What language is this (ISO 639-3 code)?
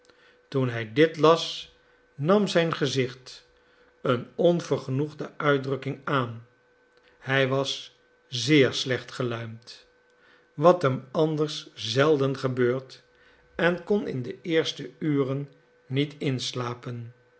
nld